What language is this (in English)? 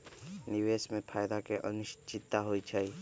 Magahi